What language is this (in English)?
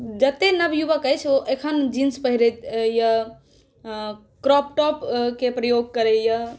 Maithili